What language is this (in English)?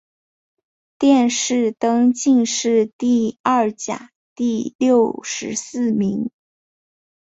Chinese